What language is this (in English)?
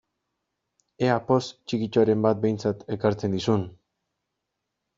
Basque